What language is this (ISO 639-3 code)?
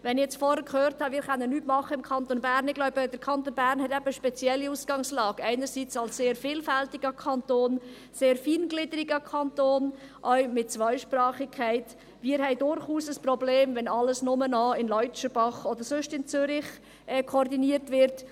gsw